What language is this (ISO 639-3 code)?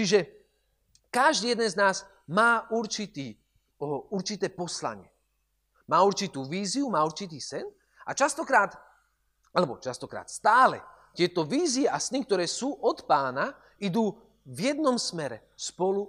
slk